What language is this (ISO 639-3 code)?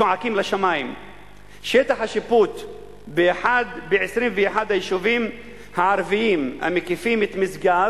heb